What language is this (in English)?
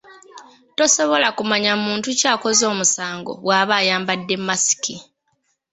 Ganda